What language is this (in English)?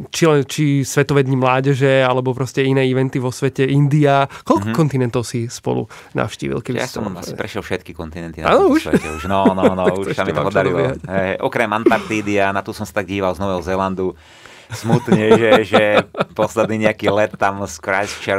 Slovak